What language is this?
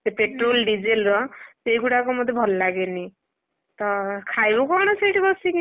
Odia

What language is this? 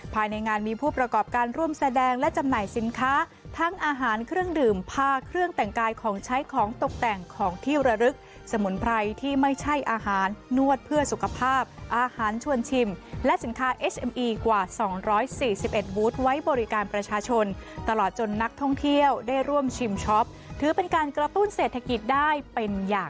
Thai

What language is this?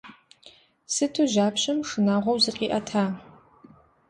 Kabardian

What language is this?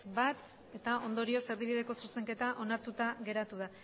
Basque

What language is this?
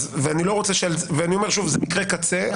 Hebrew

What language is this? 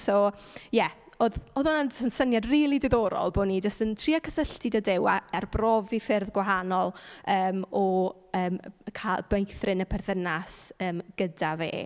Welsh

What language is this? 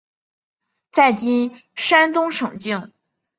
Chinese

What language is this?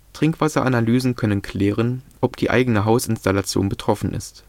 German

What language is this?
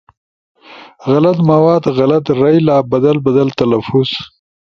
Ushojo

